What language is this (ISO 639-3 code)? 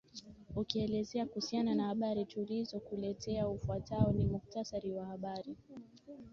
swa